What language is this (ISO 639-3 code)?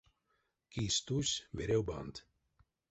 myv